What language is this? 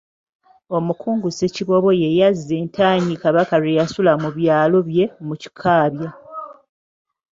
Ganda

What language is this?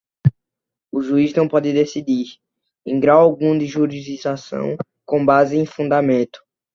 Portuguese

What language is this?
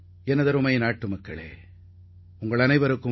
Tamil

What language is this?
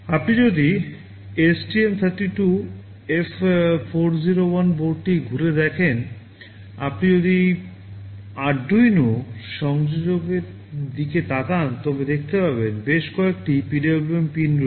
Bangla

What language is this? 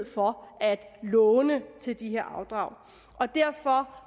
Danish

